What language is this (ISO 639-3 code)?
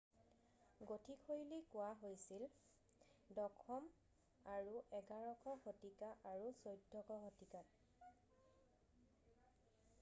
asm